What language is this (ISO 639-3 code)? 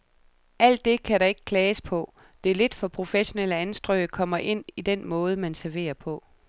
dan